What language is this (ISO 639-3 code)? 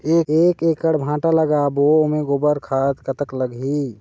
hne